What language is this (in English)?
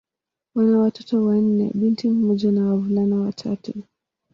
Swahili